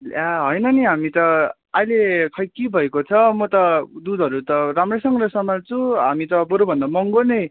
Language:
Nepali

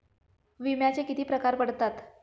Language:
Marathi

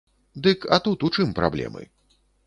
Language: Belarusian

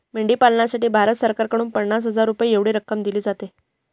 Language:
Marathi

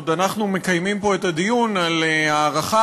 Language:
Hebrew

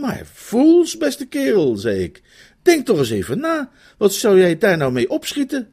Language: Dutch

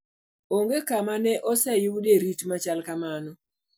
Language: Luo (Kenya and Tanzania)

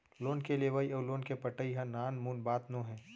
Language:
Chhattisgarhi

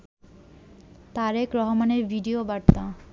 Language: Bangla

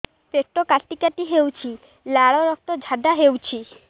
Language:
Odia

